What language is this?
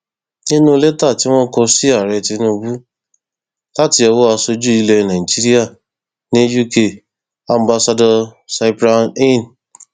Yoruba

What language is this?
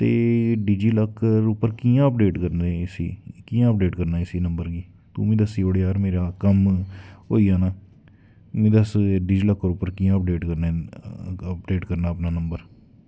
Dogri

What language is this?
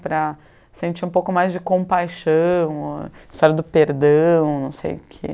Portuguese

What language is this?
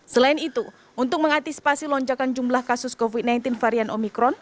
Indonesian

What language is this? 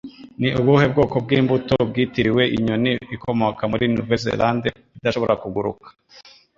Kinyarwanda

